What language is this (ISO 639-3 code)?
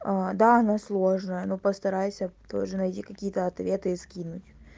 rus